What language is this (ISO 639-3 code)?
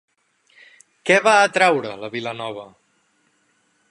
cat